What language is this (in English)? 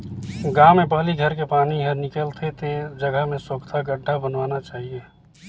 Chhattisgarhi